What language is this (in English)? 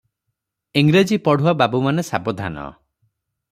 Odia